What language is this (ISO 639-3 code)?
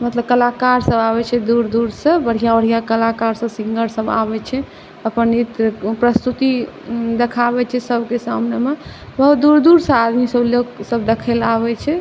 mai